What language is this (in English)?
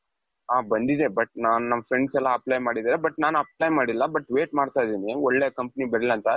Kannada